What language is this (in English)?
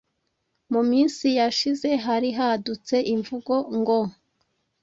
Kinyarwanda